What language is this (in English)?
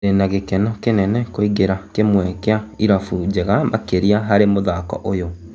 Kikuyu